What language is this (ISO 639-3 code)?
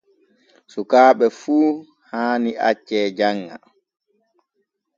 fue